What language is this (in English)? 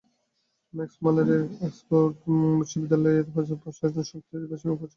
Bangla